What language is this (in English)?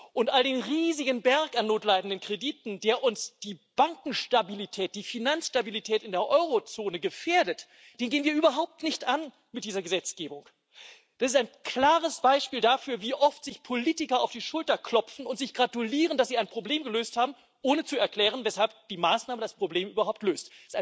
German